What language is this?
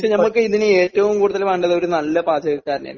Malayalam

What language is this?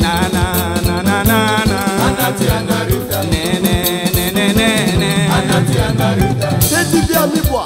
French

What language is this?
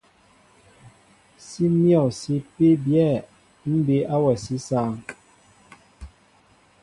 Mbo (Cameroon)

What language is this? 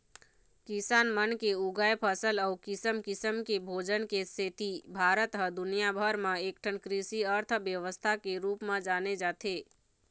Chhattisgarhi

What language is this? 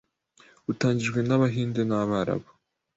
Kinyarwanda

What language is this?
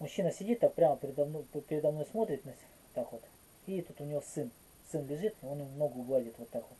Russian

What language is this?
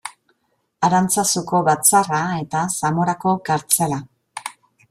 Basque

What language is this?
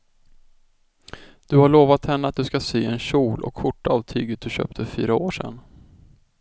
Swedish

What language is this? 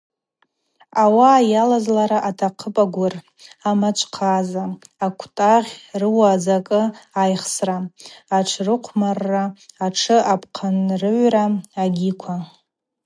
Abaza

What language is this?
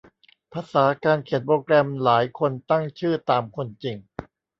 Thai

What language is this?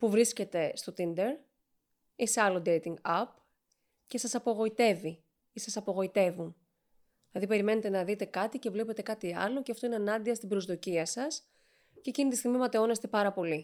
Greek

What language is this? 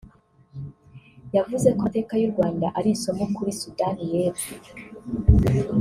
Kinyarwanda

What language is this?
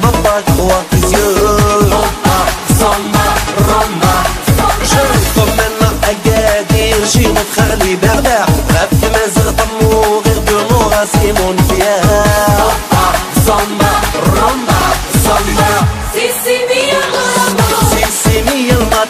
Polish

